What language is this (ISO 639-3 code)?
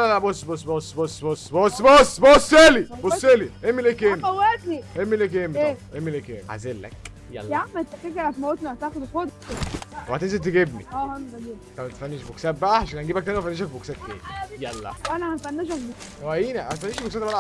ara